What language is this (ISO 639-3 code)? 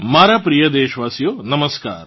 guj